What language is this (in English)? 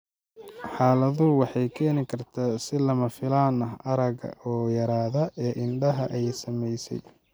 Somali